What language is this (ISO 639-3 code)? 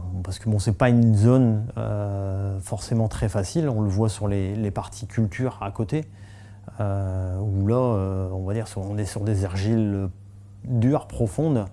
fra